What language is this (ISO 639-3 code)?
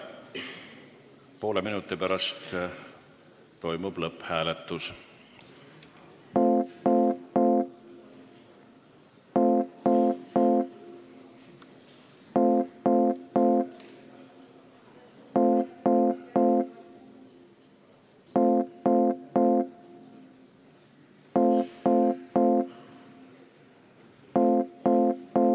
est